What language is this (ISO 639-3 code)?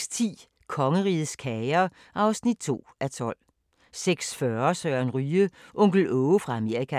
dan